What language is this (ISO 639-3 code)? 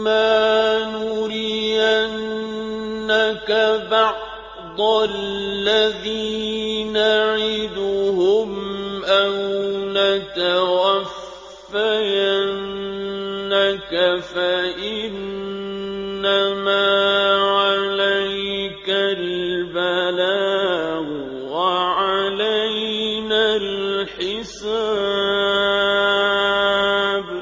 ara